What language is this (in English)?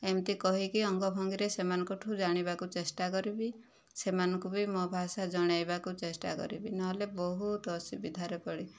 Odia